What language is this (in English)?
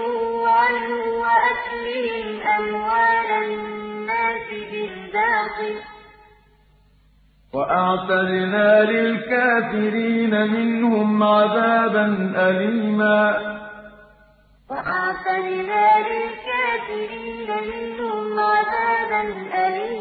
Arabic